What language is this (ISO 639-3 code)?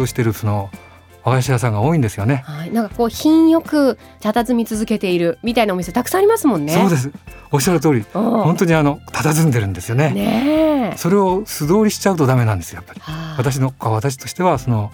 jpn